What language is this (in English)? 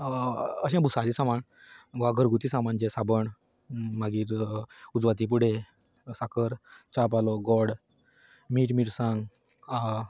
Konkani